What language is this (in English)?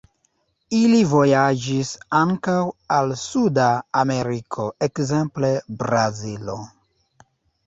Esperanto